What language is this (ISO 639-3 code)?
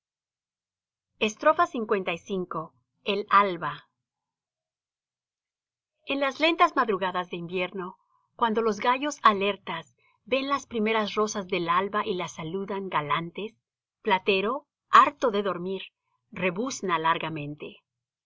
spa